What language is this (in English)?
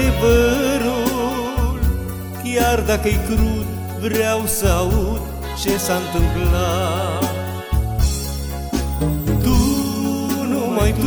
Romanian